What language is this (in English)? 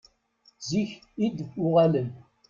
Kabyle